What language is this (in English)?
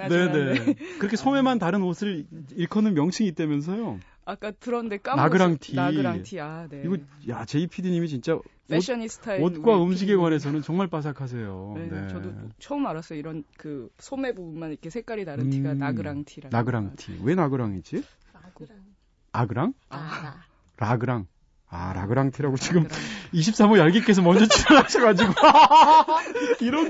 Korean